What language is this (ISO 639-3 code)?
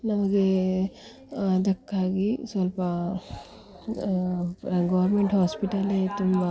kan